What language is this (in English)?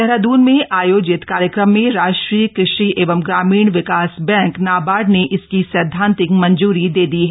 Hindi